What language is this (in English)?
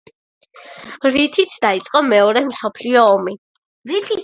Georgian